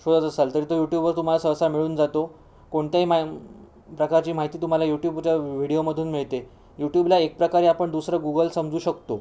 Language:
Marathi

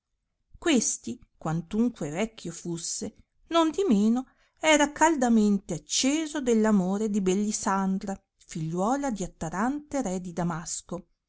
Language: Italian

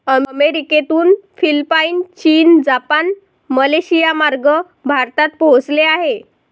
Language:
Marathi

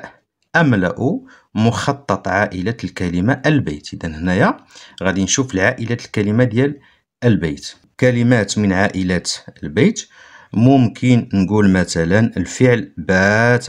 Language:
Arabic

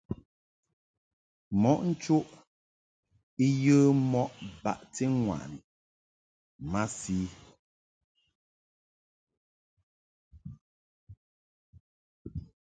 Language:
Mungaka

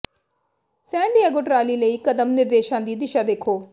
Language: Punjabi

